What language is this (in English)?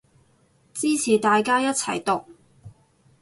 Cantonese